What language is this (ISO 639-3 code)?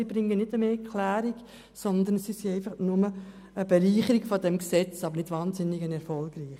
gsw